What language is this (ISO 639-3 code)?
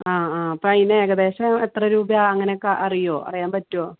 mal